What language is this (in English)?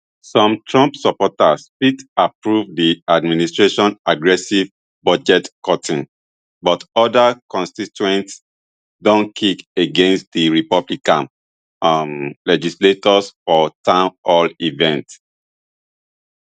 Nigerian Pidgin